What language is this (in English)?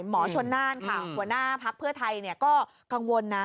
Thai